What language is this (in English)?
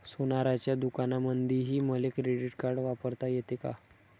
Marathi